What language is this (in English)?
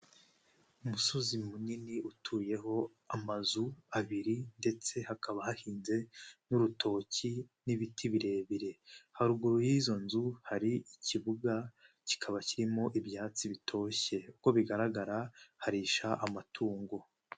Kinyarwanda